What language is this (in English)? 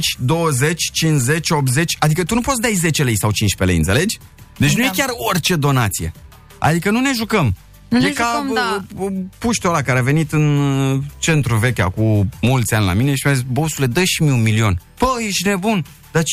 Romanian